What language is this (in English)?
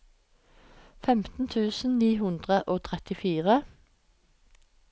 Norwegian